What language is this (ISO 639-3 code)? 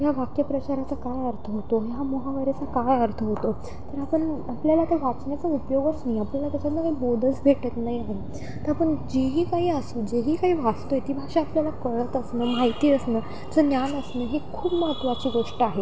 mar